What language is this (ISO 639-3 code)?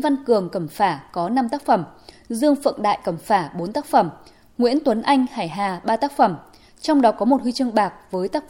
vie